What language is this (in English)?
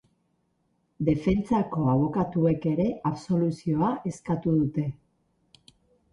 Basque